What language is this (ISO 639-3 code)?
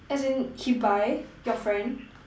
eng